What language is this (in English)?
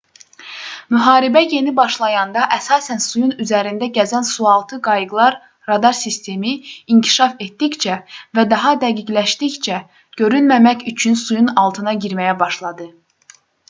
Azerbaijani